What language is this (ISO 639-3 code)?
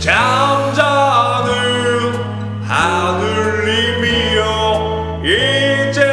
nld